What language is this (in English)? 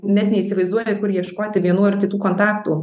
Lithuanian